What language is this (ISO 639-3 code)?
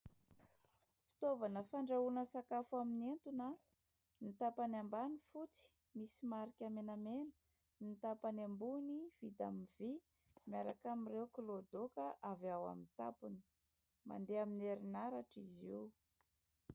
mlg